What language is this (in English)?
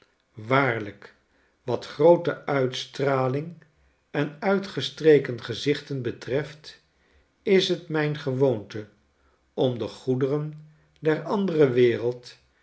Dutch